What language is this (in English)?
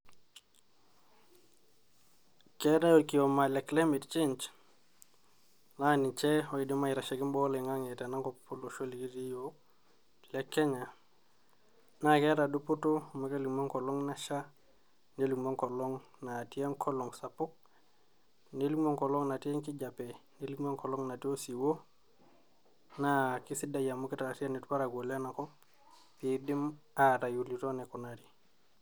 Masai